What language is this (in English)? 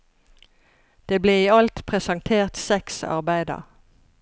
Norwegian